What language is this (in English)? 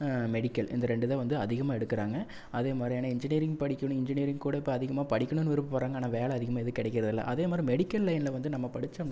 Tamil